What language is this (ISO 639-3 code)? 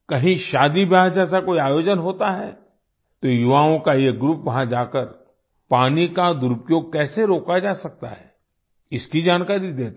hin